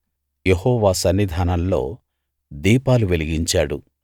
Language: Telugu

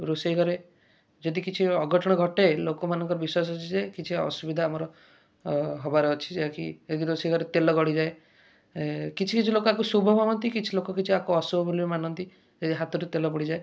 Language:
Odia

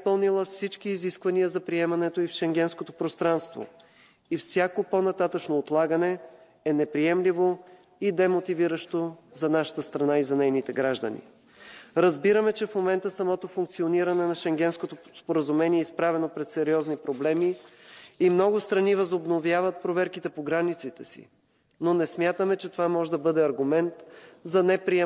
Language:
Bulgarian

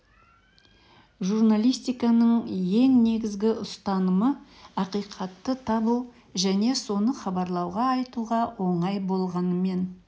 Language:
Kazakh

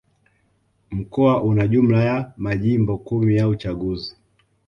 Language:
Swahili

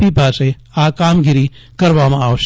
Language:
Gujarati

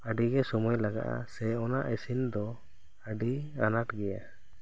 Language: Santali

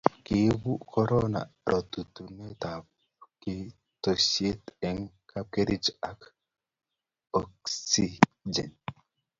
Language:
Kalenjin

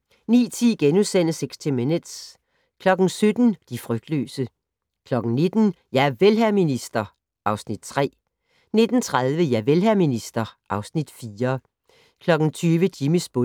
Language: Danish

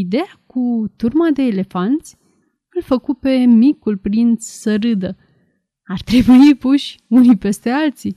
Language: Romanian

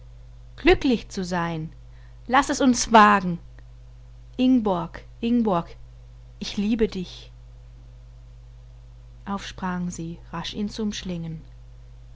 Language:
German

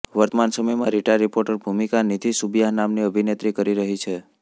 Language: Gujarati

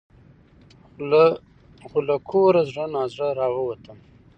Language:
Pashto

